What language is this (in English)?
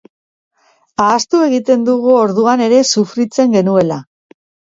Basque